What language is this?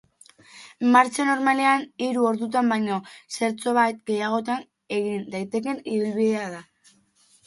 Basque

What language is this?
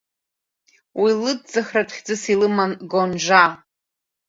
Abkhazian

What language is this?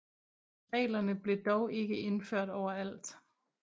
Danish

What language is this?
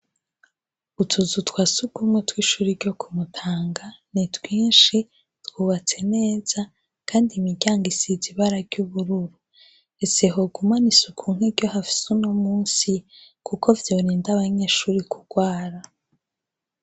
Rundi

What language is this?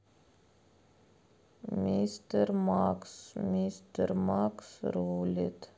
Russian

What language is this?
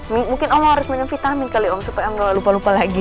Indonesian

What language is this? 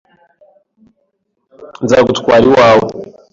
Kinyarwanda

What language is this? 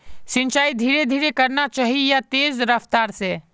Magahi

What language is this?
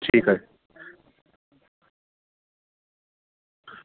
Bangla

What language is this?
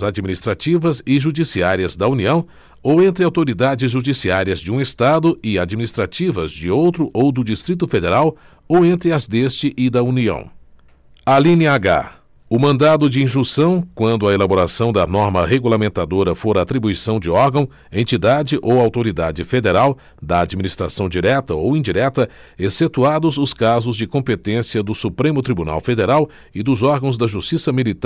Portuguese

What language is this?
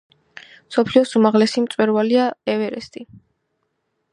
Georgian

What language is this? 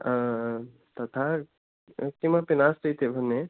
Sanskrit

